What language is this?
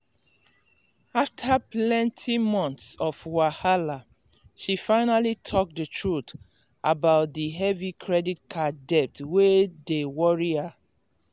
Nigerian Pidgin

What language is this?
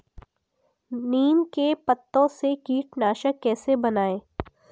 Hindi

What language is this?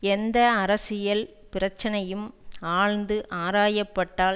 Tamil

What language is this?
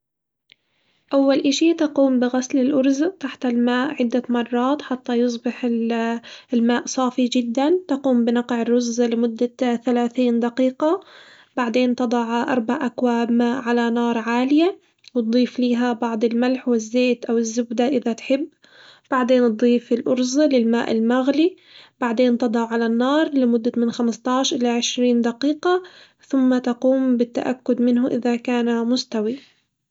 Hijazi Arabic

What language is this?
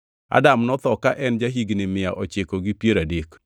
Luo (Kenya and Tanzania)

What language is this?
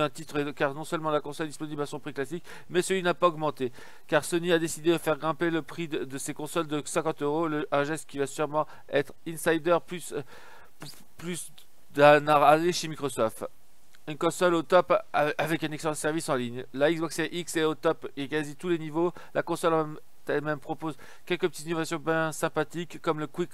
French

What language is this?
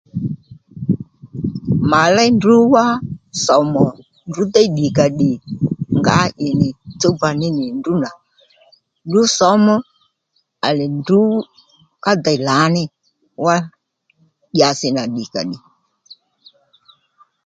Lendu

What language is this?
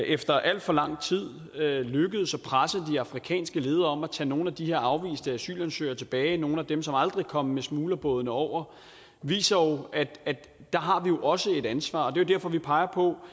Danish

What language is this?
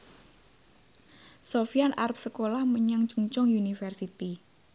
Javanese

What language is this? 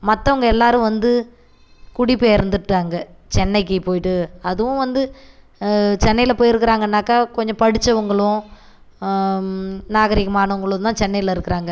Tamil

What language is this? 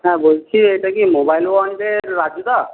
Bangla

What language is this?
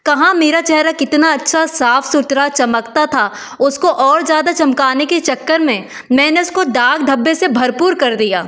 Hindi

